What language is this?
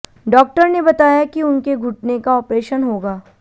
Hindi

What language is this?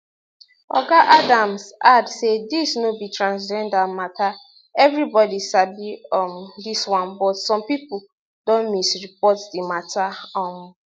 Nigerian Pidgin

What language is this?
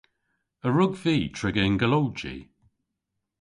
Cornish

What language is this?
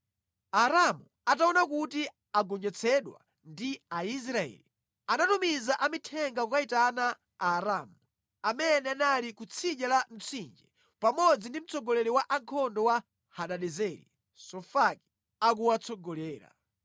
Nyanja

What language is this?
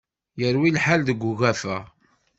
Kabyle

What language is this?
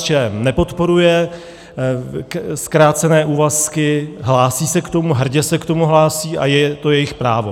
Czech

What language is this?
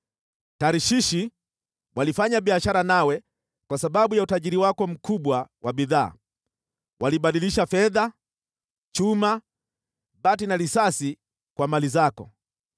Swahili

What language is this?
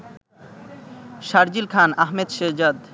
Bangla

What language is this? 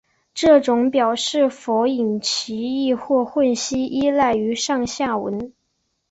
Chinese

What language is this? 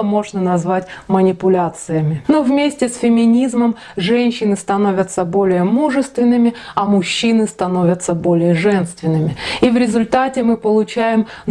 Russian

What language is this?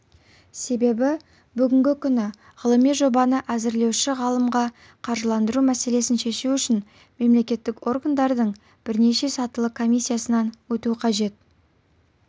Kazakh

